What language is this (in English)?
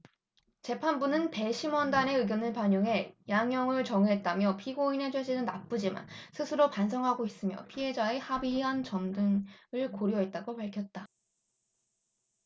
Korean